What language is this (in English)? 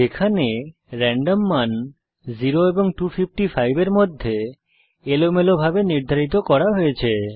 Bangla